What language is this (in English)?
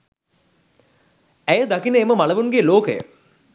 Sinhala